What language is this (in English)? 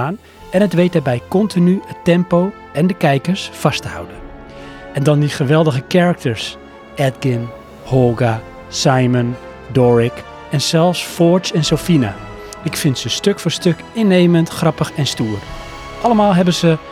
Dutch